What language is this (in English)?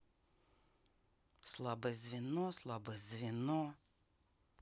Russian